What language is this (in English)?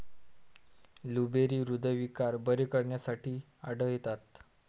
Marathi